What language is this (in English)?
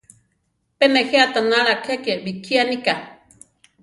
Central Tarahumara